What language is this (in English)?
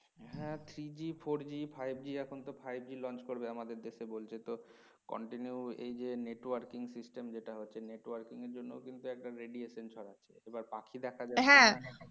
Bangla